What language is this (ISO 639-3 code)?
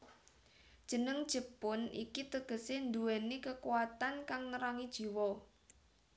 jav